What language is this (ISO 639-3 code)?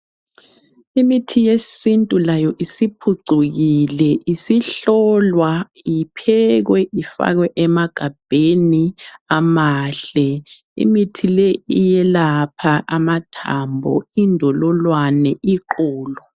nde